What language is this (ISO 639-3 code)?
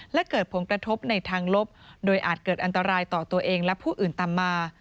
tha